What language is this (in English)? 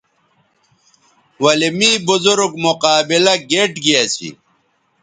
Bateri